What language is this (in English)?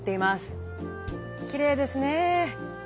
Japanese